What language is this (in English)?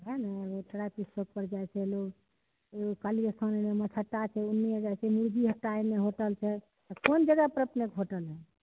Maithili